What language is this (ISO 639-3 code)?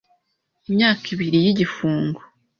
kin